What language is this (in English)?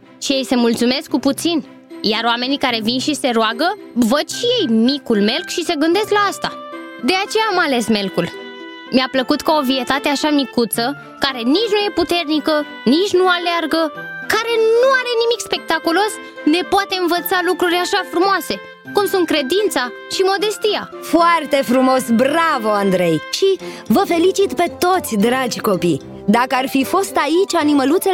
Romanian